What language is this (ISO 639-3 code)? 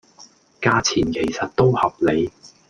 yue